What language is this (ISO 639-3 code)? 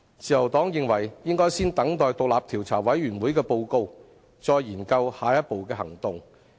yue